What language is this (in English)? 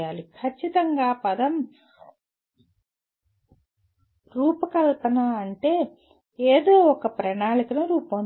Telugu